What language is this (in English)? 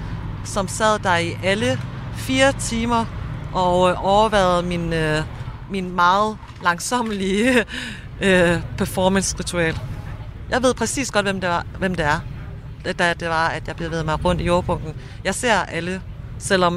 Danish